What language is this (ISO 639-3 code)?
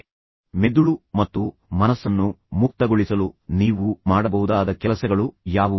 kan